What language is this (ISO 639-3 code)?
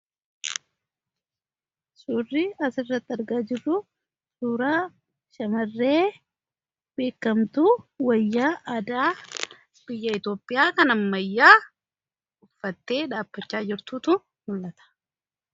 orm